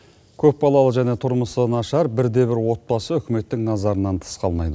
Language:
Kazakh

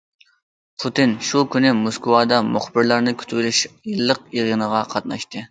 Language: Uyghur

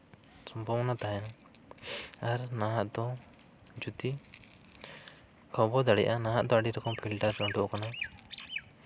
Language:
Santali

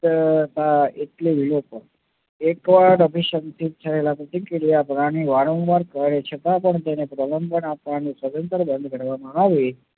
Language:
Gujarati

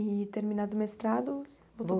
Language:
Portuguese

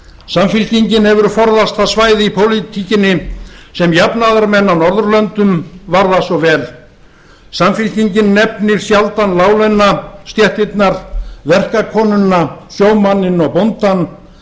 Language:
Icelandic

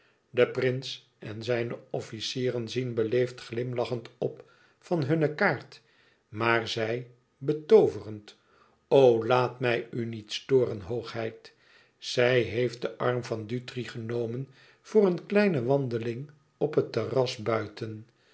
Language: Dutch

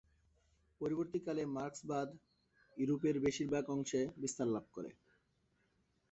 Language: Bangla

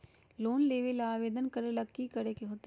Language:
Magahi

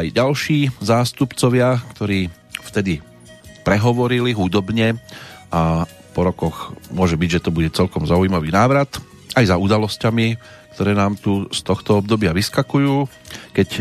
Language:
Slovak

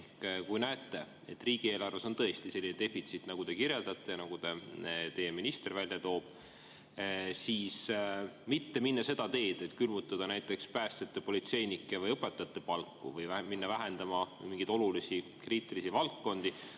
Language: Estonian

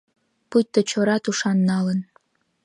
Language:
Mari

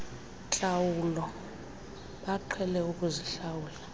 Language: Xhosa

